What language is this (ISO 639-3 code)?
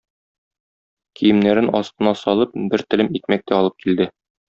tat